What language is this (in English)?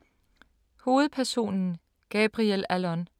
Danish